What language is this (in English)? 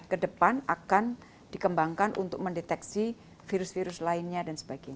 Indonesian